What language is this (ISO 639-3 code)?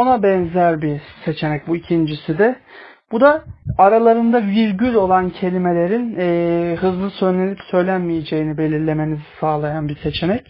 tur